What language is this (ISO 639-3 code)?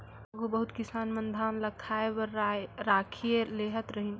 hne